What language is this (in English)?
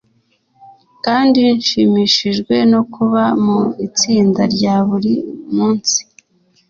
Kinyarwanda